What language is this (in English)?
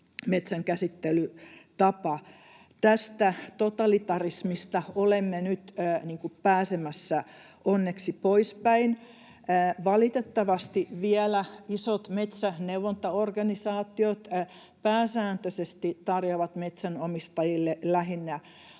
Finnish